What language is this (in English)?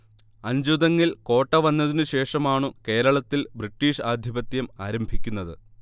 Malayalam